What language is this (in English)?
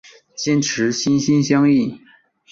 Chinese